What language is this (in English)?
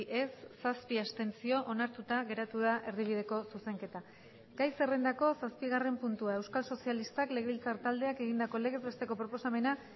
Basque